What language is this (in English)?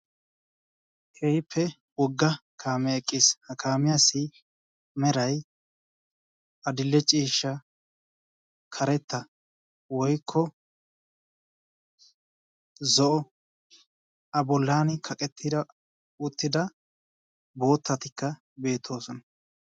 Wolaytta